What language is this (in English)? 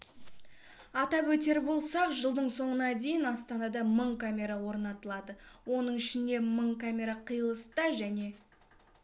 Kazakh